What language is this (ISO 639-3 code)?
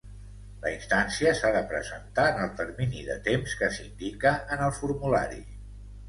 cat